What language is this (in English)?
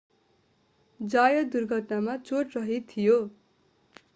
Nepali